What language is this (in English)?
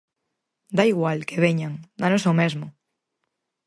Galician